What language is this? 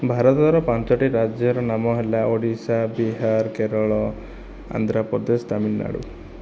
Odia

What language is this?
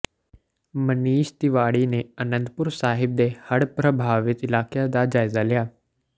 Punjabi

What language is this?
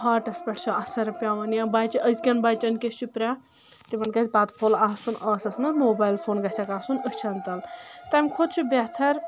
Kashmiri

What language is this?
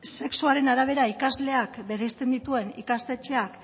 Basque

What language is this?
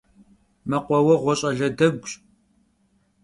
Kabardian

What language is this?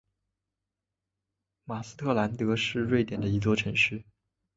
Chinese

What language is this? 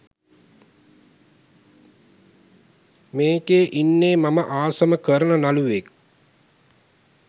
Sinhala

